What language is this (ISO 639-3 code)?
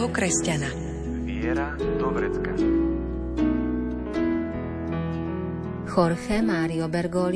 slk